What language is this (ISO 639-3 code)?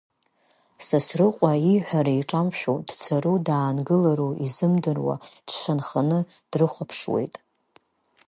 abk